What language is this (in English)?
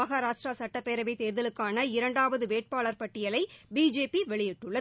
Tamil